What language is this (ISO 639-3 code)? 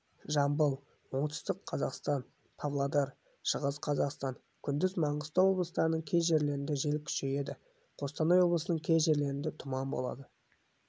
kaz